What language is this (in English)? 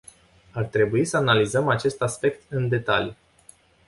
Romanian